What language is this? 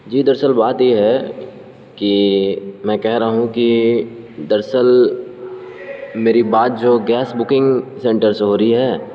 Urdu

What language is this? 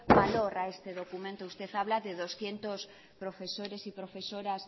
Spanish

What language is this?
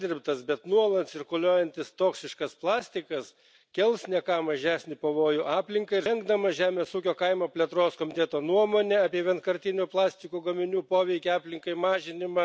Slovak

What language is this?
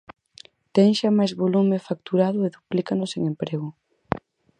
Galician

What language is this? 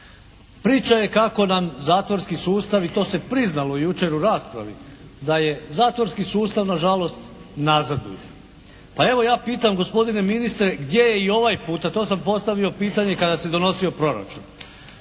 Croatian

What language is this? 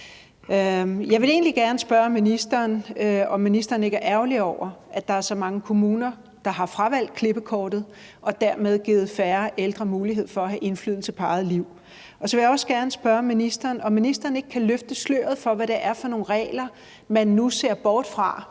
Danish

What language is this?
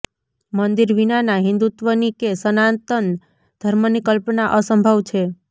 Gujarati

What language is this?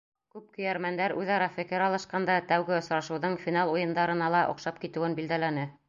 Bashkir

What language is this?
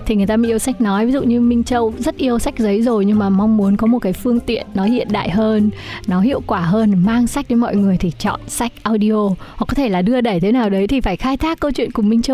Vietnamese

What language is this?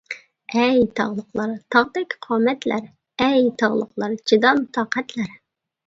Uyghur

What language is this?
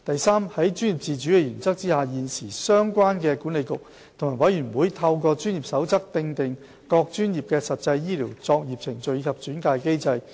Cantonese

